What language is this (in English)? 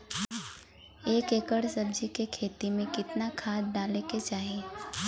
Bhojpuri